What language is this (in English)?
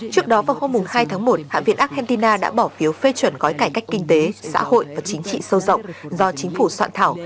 Vietnamese